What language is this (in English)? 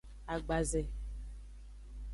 Aja (Benin)